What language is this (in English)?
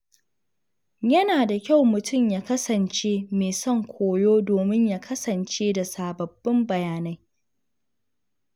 Hausa